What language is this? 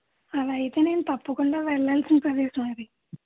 Telugu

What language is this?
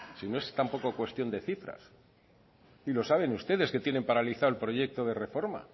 Spanish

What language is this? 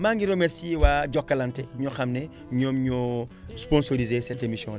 Wolof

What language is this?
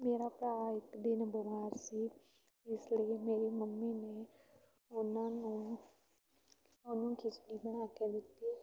Punjabi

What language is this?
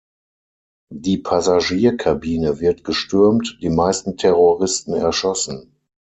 German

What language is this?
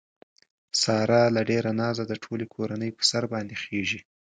Pashto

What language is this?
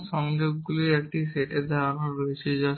Bangla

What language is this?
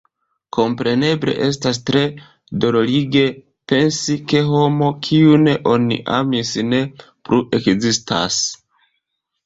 Esperanto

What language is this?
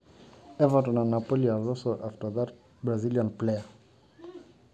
Masai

